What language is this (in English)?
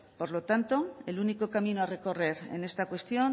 Spanish